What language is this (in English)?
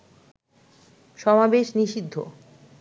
Bangla